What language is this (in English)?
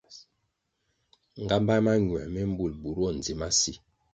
Kwasio